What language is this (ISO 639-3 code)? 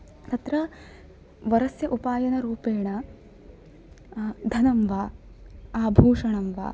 san